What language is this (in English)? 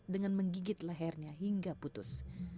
Indonesian